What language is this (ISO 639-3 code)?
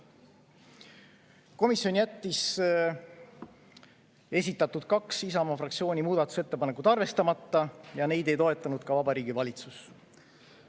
est